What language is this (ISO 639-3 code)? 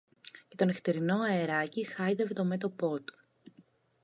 ell